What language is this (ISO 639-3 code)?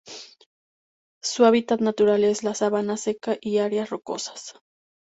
spa